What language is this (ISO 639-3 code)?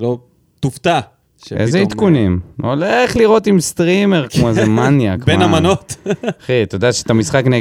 heb